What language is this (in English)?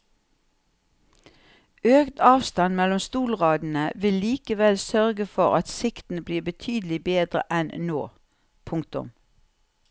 Norwegian